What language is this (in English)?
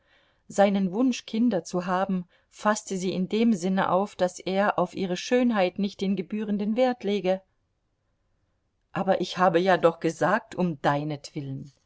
German